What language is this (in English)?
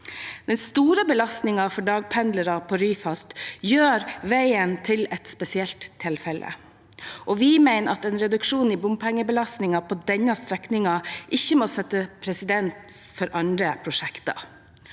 Norwegian